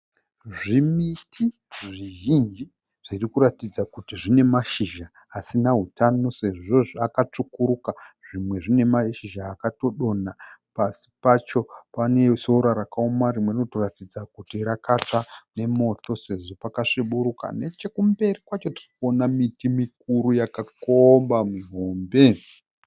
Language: Shona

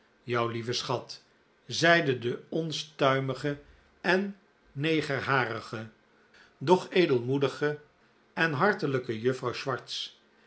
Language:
Dutch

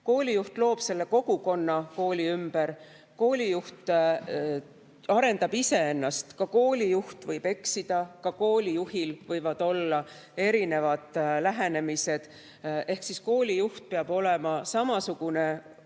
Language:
Estonian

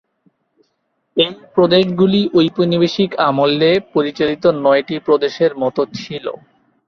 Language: Bangla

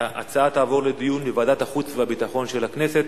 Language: Hebrew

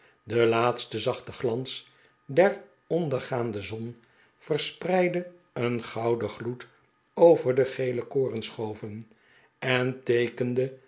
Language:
Dutch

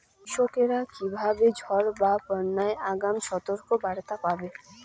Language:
Bangla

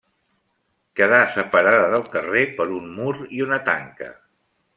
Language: Catalan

